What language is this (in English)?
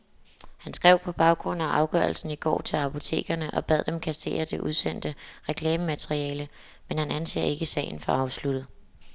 Danish